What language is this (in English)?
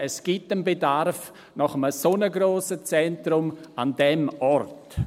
Swiss German